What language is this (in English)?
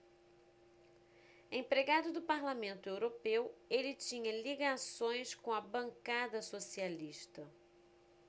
Portuguese